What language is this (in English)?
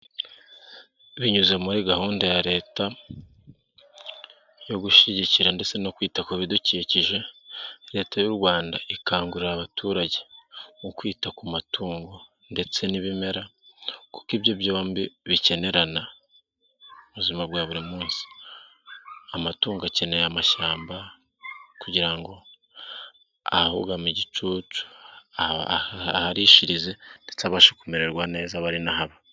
Kinyarwanda